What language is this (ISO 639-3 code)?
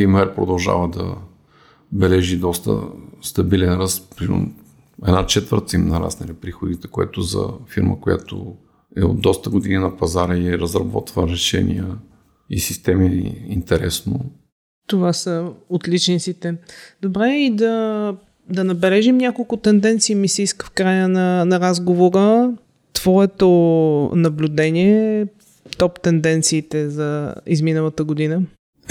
bul